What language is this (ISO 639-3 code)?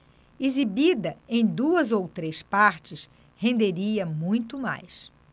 por